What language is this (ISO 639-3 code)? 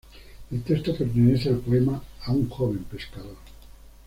spa